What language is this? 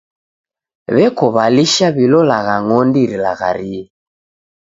Taita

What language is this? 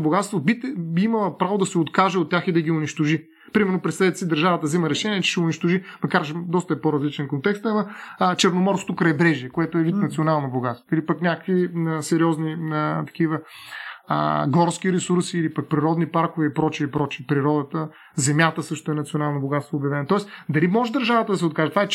Bulgarian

